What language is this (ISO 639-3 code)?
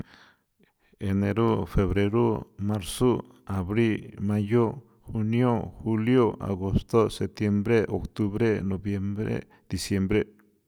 pow